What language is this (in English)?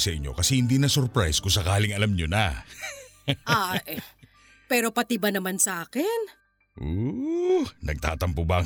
Filipino